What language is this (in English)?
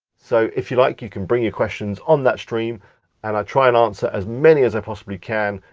English